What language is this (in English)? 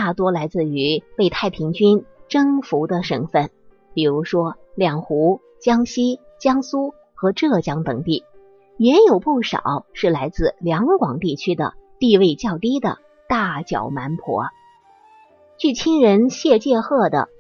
Chinese